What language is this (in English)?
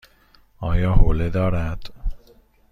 Persian